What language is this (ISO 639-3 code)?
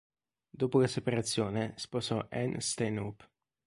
ita